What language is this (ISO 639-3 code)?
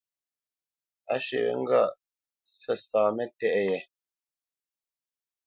bce